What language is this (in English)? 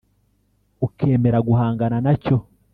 Kinyarwanda